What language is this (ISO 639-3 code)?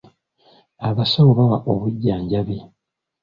lug